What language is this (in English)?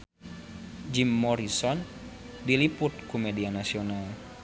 Sundanese